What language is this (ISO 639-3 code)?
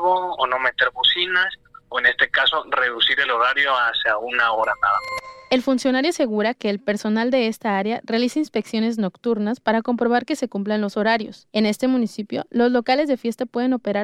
spa